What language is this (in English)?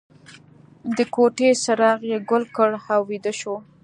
Pashto